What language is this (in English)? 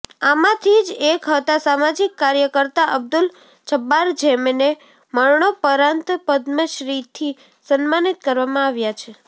Gujarati